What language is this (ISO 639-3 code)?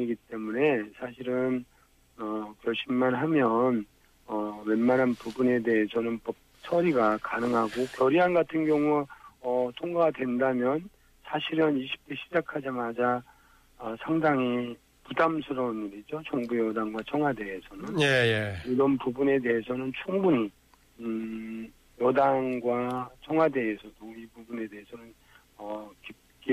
kor